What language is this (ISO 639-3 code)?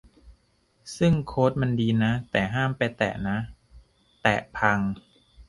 tha